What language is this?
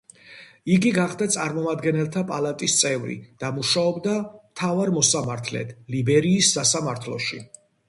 Georgian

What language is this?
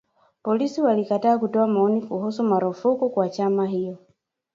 Swahili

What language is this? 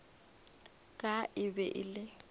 Northern Sotho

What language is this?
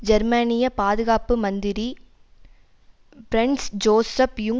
Tamil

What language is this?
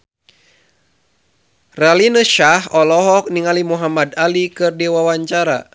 Sundanese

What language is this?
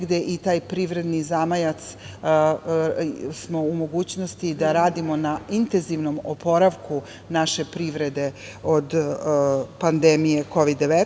Serbian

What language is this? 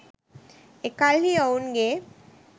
Sinhala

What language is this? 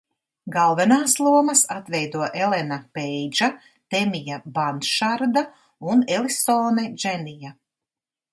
Latvian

